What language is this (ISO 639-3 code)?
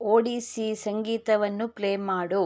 kan